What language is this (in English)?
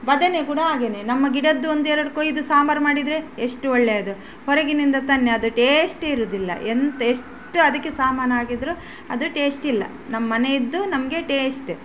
Kannada